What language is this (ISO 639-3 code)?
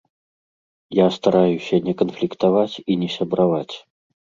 bel